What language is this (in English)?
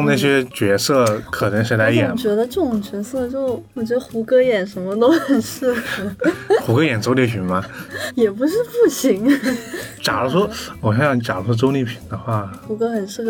Chinese